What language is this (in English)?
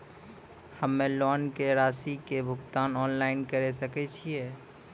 Maithili